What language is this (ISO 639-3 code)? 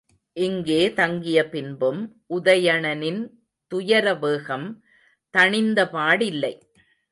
tam